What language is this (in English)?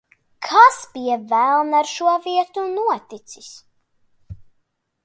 Latvian